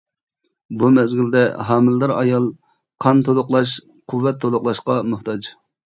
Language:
Uyghur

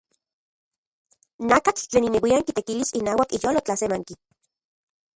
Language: Central Puebla Nahuatl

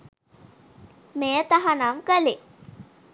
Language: Sinhala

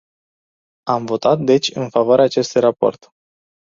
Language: Romanian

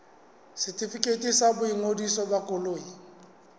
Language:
Southern Sotho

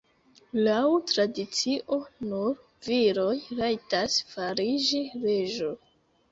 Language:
Esperanto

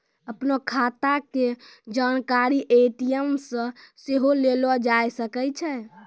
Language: Maithili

